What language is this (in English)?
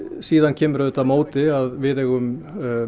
Icelandic